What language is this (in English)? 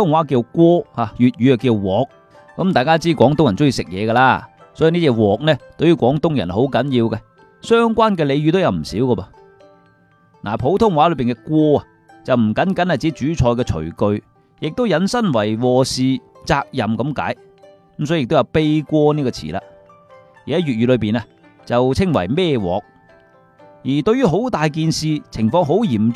Chinese